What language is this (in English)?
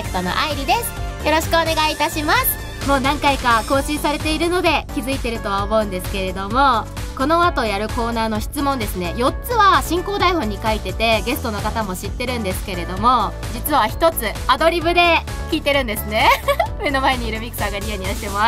Japanese